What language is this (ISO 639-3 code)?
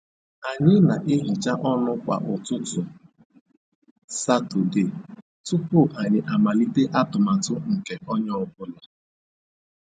ibo